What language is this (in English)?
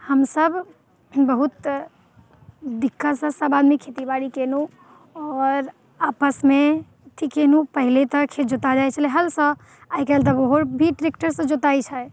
Maithili